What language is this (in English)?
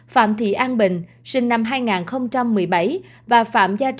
Vietnamese